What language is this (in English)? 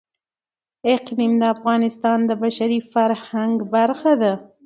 Pashto